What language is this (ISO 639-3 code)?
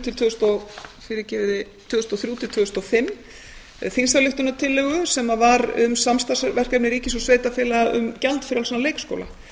isl